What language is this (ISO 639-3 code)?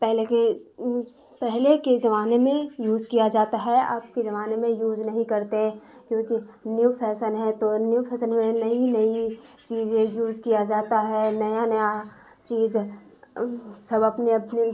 urd